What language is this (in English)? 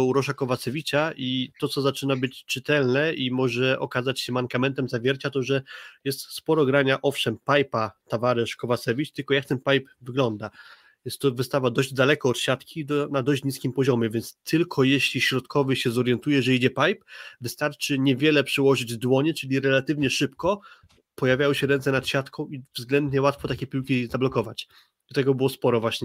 Polish